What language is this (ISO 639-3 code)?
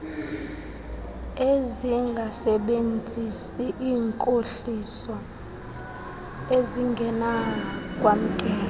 xho